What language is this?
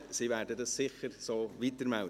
Swiss German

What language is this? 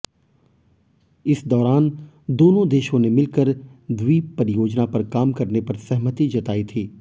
Hindi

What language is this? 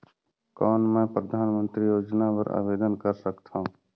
Chhattisgarhi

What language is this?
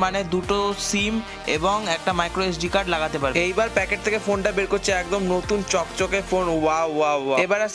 Hindi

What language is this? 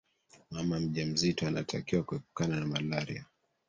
Swahili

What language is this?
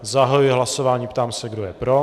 Czech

